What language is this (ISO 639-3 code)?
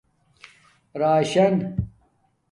dmk